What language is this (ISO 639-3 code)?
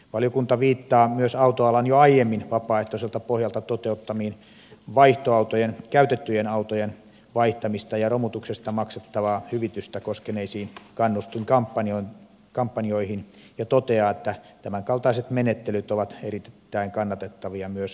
fin